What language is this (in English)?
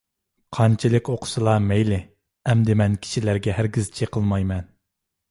Uyghur